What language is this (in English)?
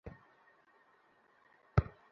Bangla